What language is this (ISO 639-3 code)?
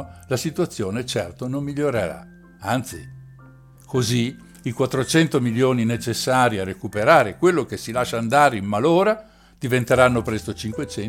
ita